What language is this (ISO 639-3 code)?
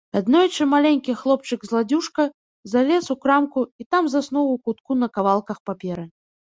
bel